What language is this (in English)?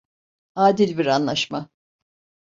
Turkish